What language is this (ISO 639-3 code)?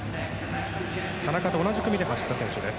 jpn